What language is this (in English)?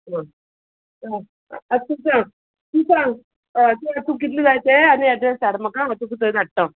Konkani